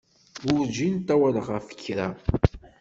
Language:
Kabyle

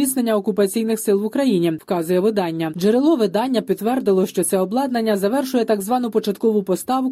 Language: Ukrainian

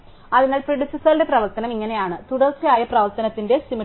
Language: Malayalam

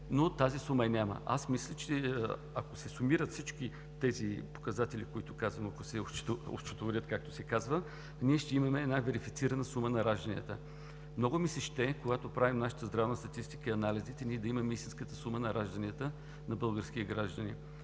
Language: Bulgarian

